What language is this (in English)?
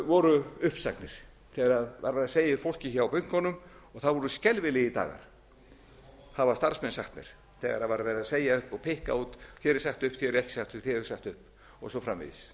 Icelandic